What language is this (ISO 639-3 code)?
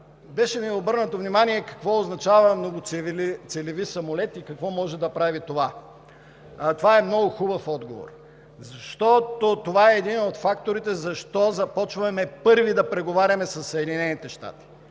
bul